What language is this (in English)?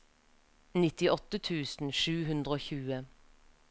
Norwegian